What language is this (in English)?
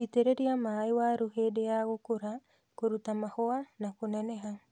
Kikuyu